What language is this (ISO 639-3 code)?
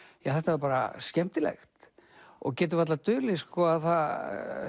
isl